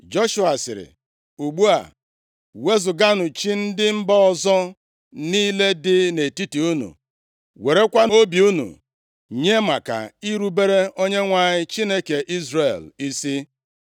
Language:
Igbo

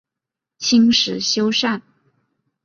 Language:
Chinese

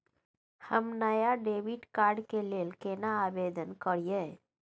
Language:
Maithili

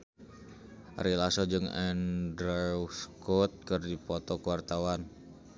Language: Sundanese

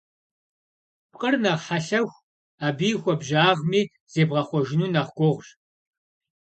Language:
Kabardian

